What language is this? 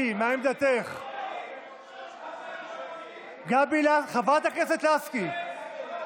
Hebrew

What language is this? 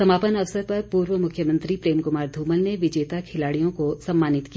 Hindi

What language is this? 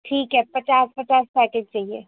Urdu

